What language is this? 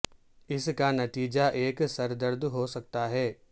Urdu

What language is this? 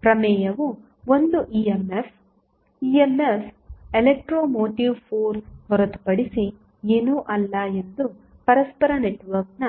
Kannada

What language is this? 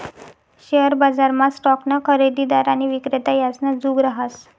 Marathi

